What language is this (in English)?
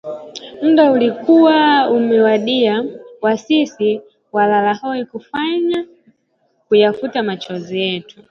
Swahili